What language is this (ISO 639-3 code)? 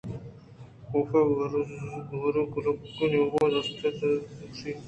bgp